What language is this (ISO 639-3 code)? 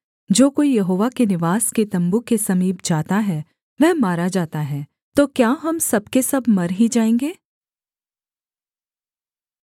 hin